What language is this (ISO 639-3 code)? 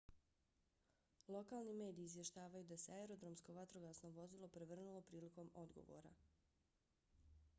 bos